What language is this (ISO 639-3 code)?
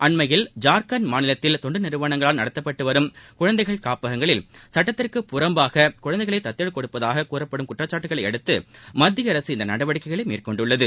tam